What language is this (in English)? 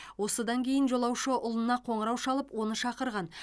Kazakh